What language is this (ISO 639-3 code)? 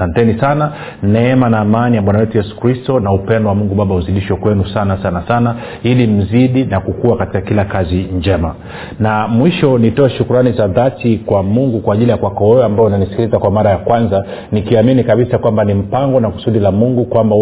swa